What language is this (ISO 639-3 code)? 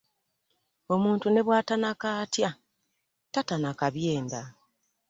lug